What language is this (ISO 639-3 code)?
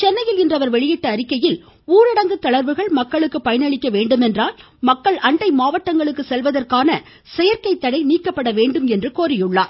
tam